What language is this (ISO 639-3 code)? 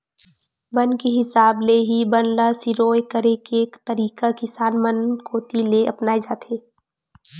hne